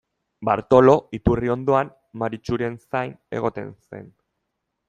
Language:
Basque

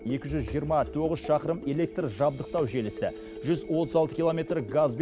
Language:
Kazakh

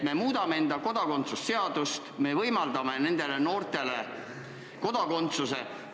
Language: Estonian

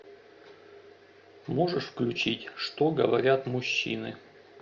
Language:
Russian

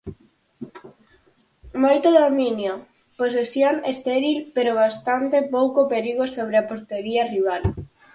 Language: Galician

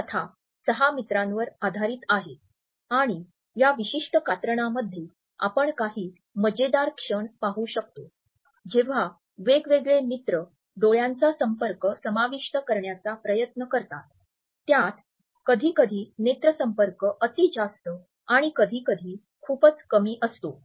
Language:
Marathi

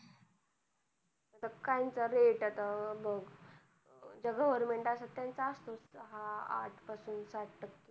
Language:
Marathi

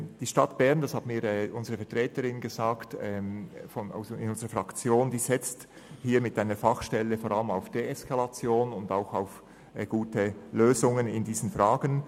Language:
Swiss German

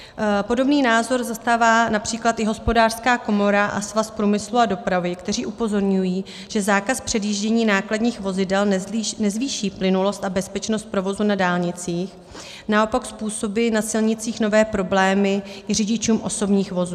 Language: Czech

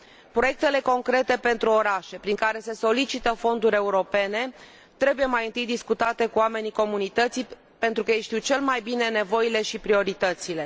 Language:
Romanian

